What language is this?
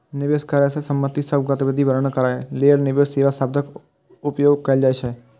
Maithili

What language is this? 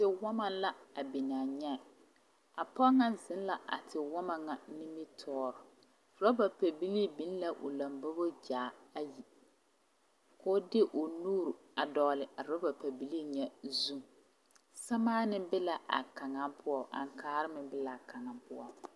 Southern Dagaare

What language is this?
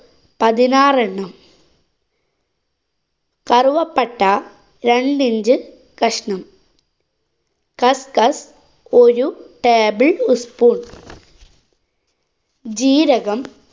Malayalam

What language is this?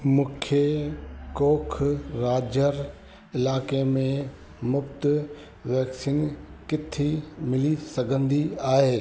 Sindhi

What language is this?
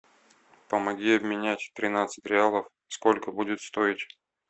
Russian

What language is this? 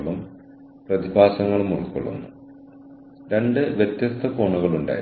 Malayalam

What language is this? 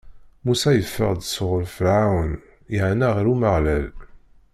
Kabyle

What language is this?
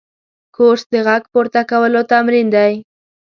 Pashto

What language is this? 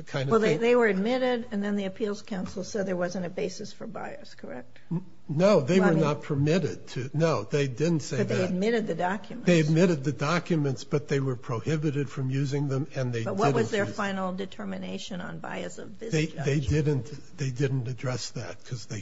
English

